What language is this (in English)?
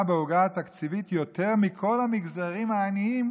Hebrew